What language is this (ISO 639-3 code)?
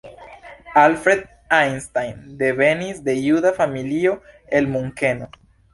epo